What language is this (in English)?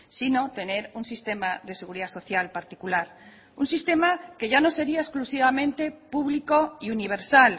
Spanish